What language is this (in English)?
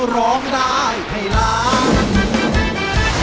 Thai